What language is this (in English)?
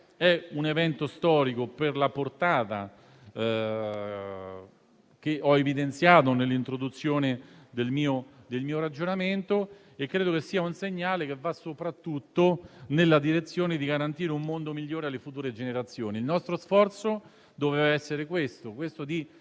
Italian